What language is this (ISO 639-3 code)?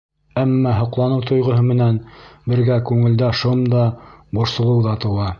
bak